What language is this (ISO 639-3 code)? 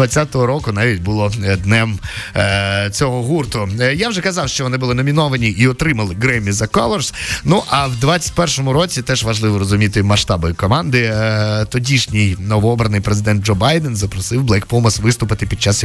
ukr